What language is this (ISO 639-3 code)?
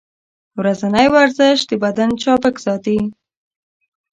pus